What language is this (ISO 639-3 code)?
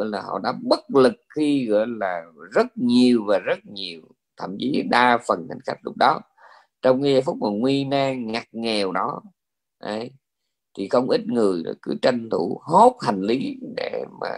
vie